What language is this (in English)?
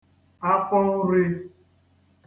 Igbo